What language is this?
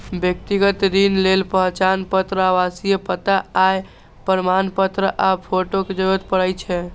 Maithili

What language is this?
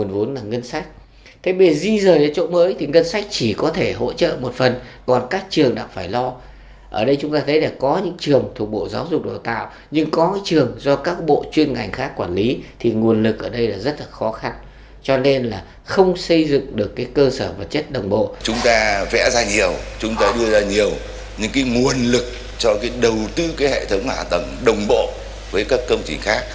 Vietnamese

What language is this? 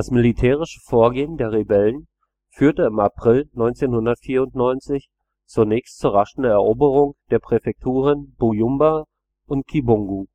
German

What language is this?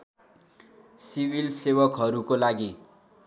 Nepali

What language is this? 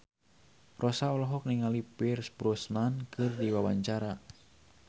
Sundanese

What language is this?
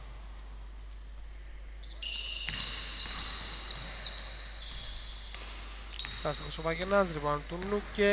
Greek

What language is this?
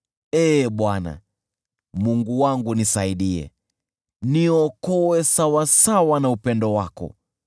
Swahili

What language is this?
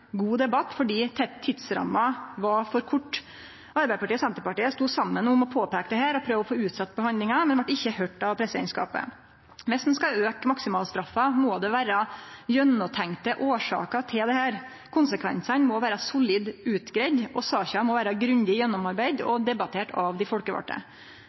Norwegian Nynorsk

